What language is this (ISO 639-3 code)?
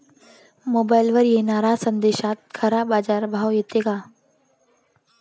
mar